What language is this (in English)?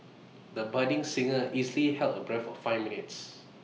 English